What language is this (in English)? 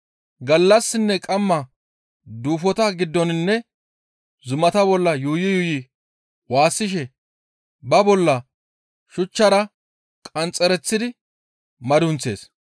Gamo